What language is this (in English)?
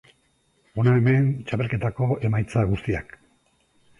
Basque